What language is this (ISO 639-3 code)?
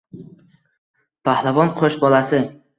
uzb